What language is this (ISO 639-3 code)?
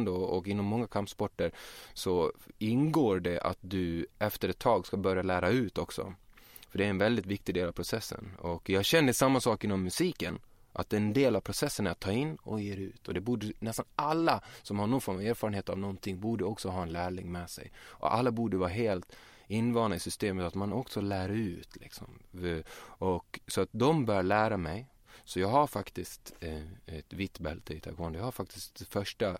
swe